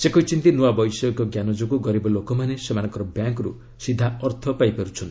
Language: Odia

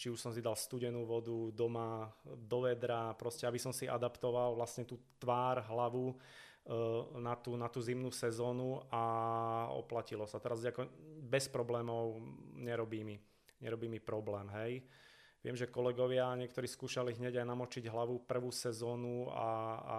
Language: Slovak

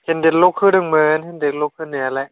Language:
Bodo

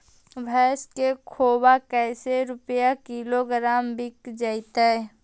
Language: Magahi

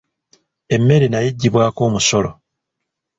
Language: Ganda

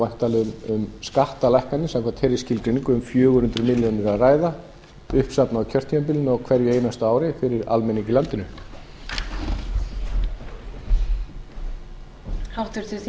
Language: Icelandic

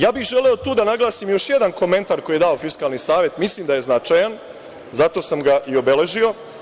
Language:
Serbian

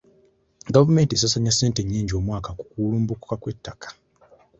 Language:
Ganda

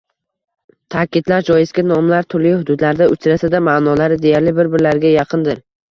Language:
Uzbek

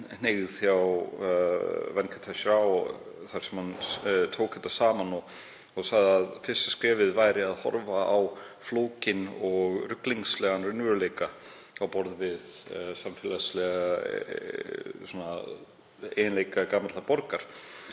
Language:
Icelandic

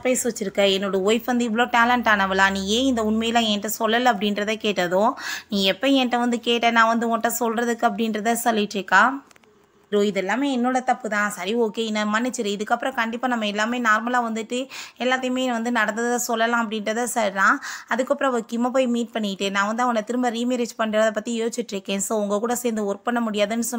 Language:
Tamil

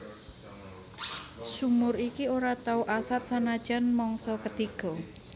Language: Javanese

